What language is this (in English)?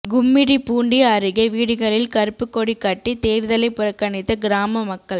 Tamil